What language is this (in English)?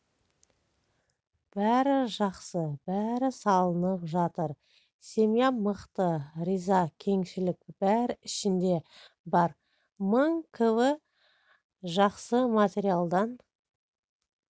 Kazakh